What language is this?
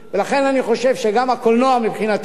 Hebrew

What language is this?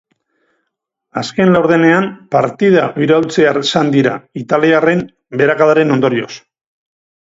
Basque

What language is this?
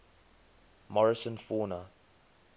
English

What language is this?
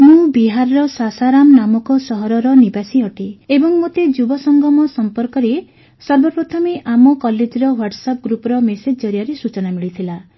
Odia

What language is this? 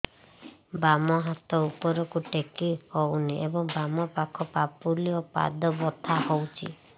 Odia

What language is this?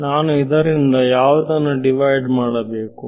Kannada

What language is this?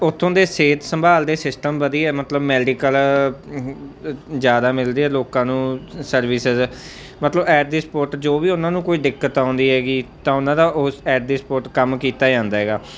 Punjabi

